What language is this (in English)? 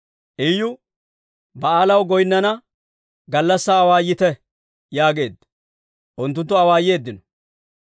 Dawro